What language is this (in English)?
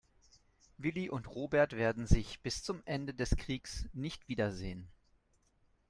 German